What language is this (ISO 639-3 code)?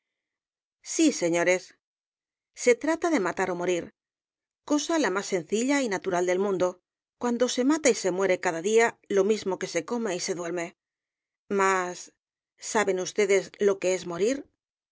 spa